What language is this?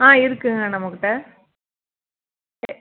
Tamil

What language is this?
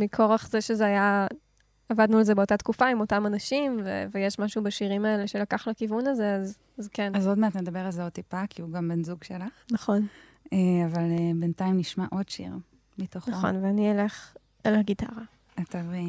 Hebrew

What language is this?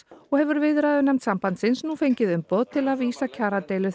Icelandic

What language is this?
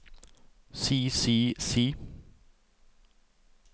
Norwegian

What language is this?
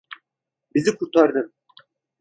Turkish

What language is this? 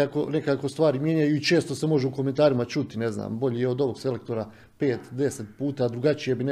Croatian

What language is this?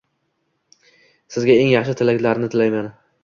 Uzbek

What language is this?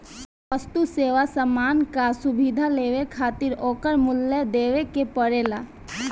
Bhojpuri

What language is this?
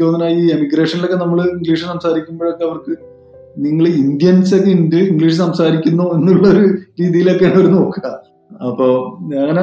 Malayalam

